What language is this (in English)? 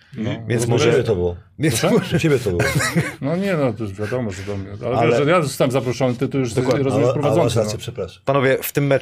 Polish